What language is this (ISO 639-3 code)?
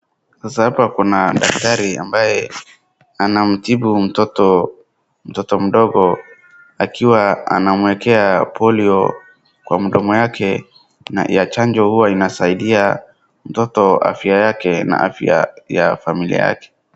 swa